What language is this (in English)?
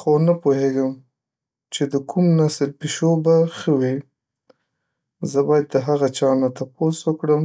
Pashto